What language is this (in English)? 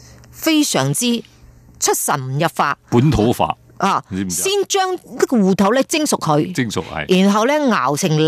Chinese